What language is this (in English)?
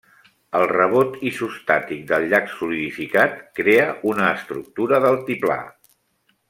Catalan